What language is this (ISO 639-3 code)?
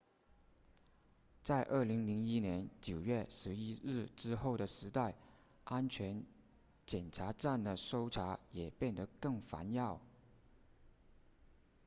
zho